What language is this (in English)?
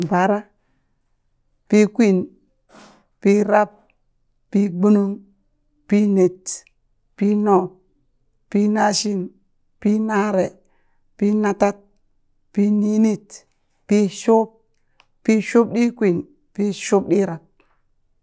Burak